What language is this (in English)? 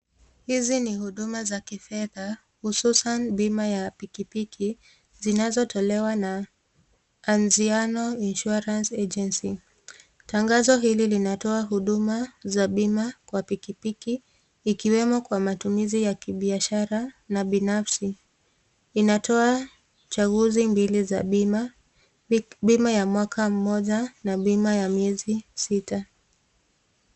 Swahili